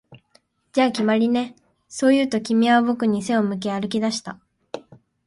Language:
Japanese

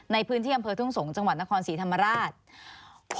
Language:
Thai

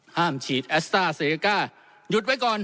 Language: Thai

